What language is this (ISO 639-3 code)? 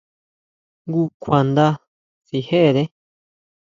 mau